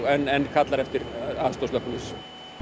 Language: Icelandic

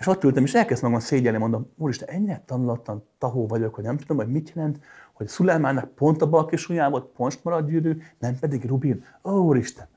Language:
Hungarian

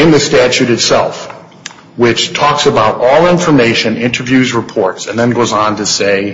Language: English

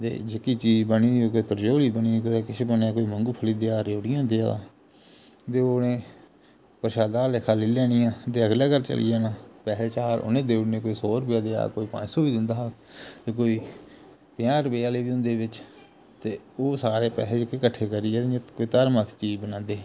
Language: Dogri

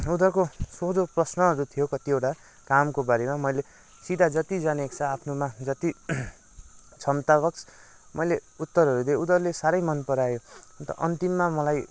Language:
Nepali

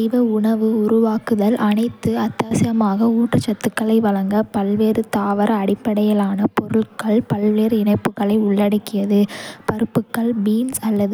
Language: Kota (India)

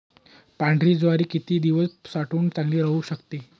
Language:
Marathi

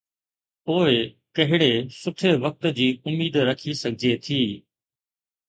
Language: Sindhi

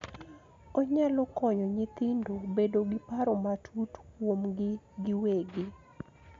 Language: Luo (Kenya and Tanzania)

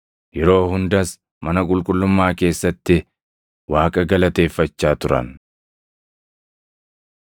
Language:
Oromo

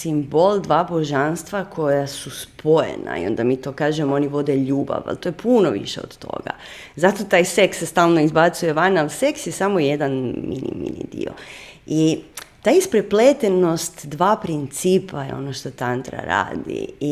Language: Croatian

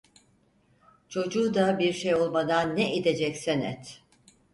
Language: Turkish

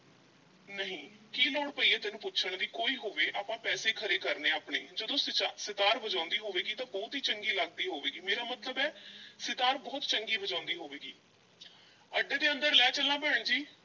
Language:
Punjabi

